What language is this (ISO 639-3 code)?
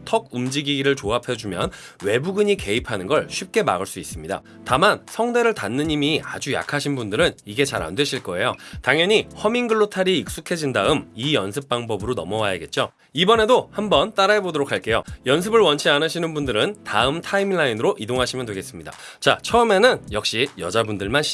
kor